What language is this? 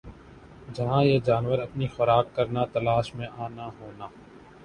Urdu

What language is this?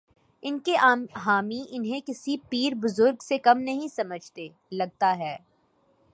Urdu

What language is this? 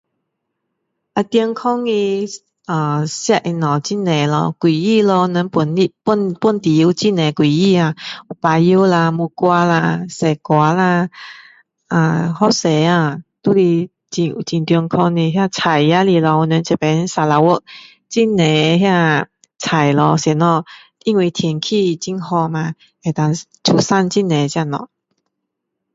Min Dong Chinese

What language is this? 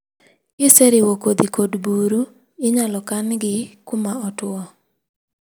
Luo (Kenya and Tanzania)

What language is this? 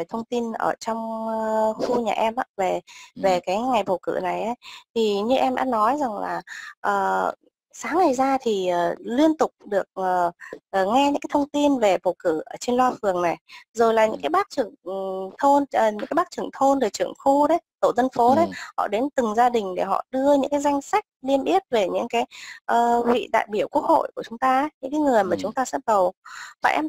Vietnamese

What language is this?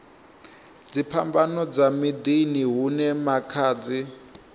Venda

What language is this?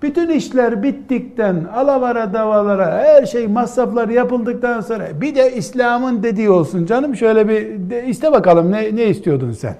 Turkish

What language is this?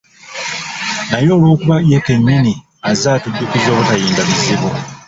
Ganda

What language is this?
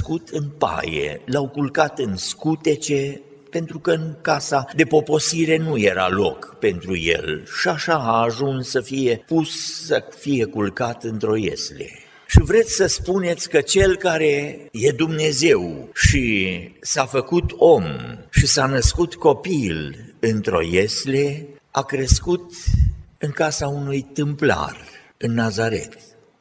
Romanian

